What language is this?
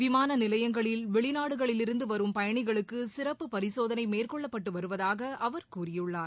Tamil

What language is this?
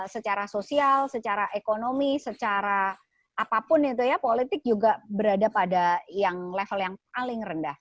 Indonesian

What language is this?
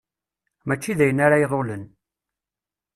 Kabyle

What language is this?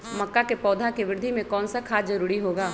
Magahi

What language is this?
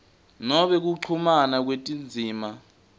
Swati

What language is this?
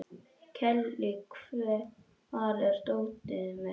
Icelandic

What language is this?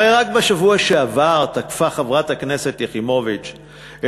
Hebrew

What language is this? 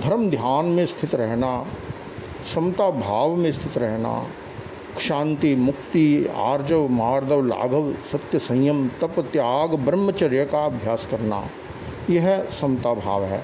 Hindi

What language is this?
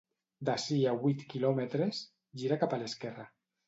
Catalan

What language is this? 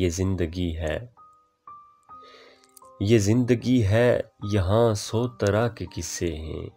Hindi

